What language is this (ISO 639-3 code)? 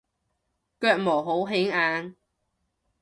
yue